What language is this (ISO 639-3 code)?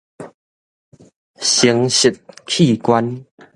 nan